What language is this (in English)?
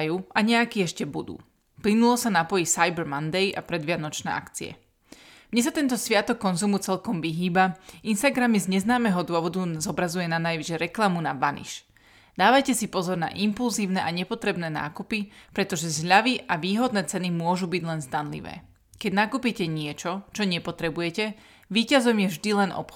Slovak